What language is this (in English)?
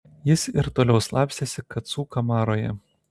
Lithuanian